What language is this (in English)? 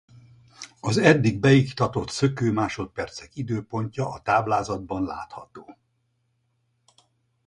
Hungarian